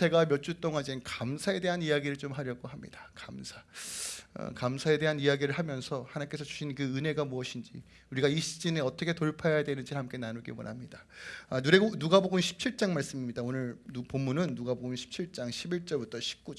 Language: Korean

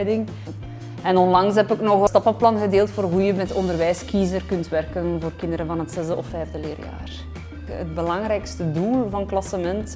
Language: Dutch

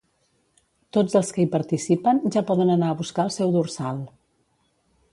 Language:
Catalan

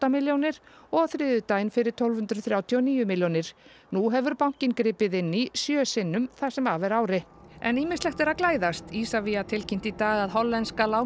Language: Icelandic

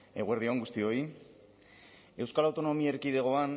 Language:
Basque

